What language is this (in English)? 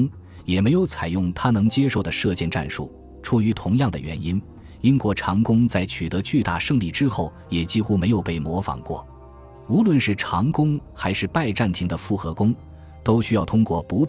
Chinese